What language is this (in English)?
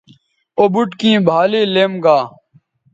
Bateri